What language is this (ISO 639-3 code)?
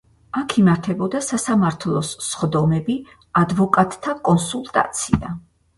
kat